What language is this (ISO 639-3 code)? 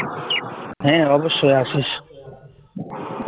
ben